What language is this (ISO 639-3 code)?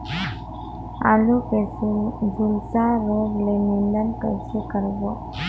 hne